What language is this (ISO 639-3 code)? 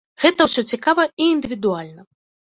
bel